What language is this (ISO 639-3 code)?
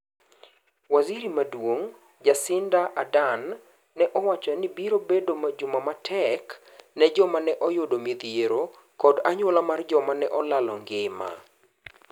luo